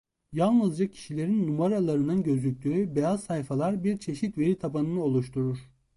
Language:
Turkish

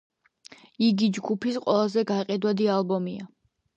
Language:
Georgian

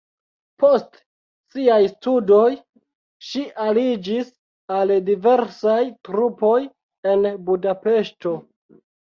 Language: Esperanto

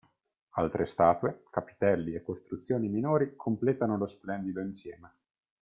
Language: Italian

